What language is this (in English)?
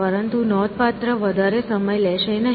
Gujarati